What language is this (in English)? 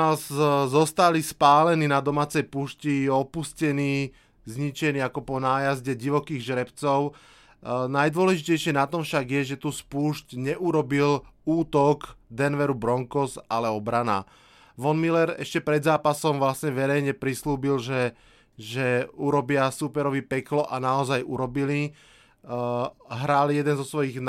Slovak